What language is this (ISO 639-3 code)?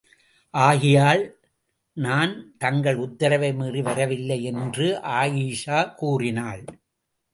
tam